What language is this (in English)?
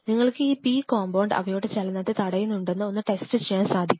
Malayalam